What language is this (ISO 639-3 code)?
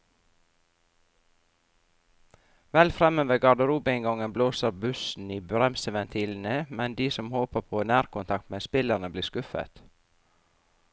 nor